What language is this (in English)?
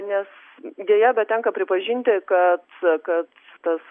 Lithuanian